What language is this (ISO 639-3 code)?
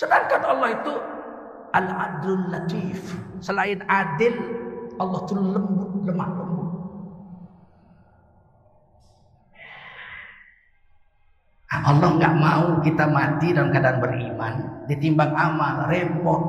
ind